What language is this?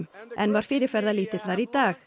Icelandic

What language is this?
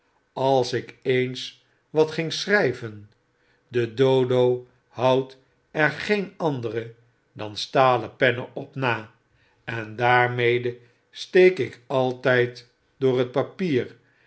Dutch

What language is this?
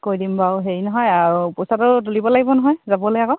Assamese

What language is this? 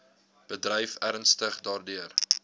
Afrikaans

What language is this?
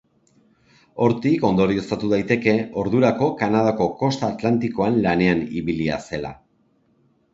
Basque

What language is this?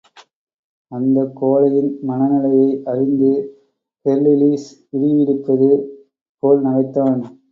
Tamil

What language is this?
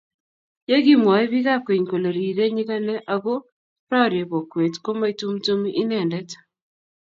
Kalenjin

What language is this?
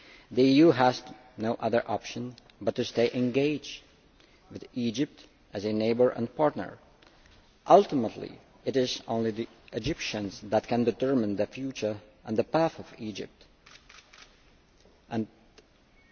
English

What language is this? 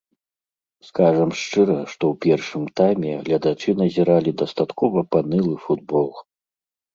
Belarusian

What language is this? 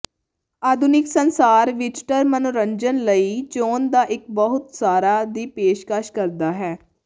Punjabi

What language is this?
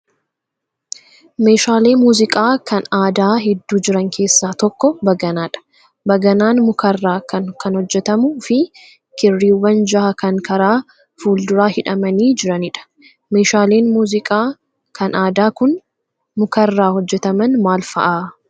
Oromo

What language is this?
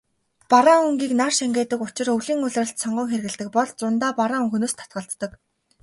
Mongolian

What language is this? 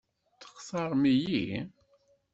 Kabyle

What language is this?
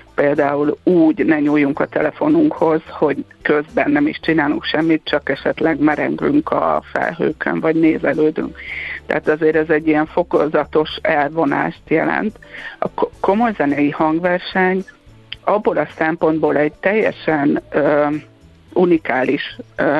Hungarian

